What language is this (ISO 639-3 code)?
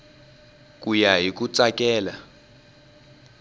tso